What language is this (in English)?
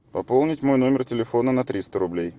Russian